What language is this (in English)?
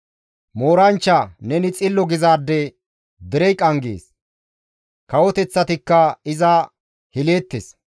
Gamo